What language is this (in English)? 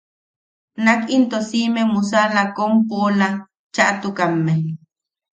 Yaqui